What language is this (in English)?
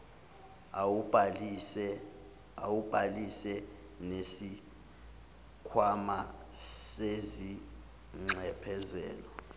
Zulu